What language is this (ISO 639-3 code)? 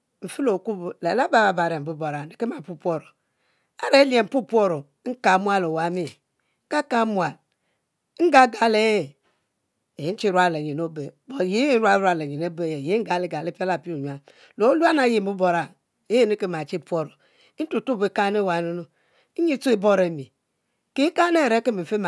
mfo